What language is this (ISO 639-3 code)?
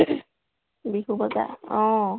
asm